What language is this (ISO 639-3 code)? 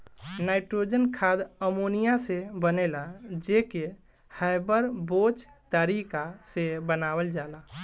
bho